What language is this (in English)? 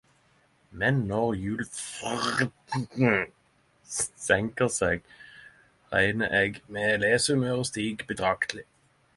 Norwegian Nynorsk